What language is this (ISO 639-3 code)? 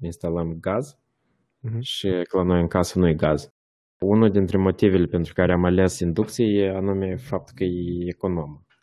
ron